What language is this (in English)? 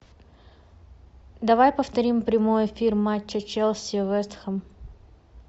Russian